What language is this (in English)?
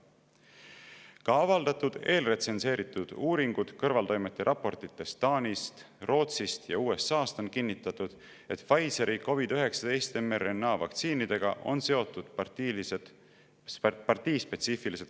Estonian